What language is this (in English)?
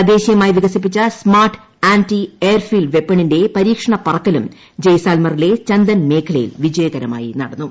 Malayalam